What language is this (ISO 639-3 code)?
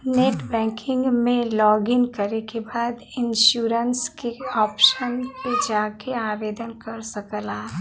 bho